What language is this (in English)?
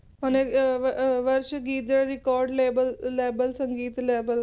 Punjabi